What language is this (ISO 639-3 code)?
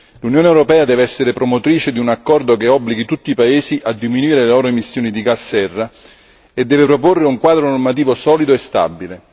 ita